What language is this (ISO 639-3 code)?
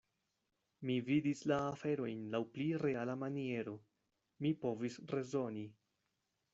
epo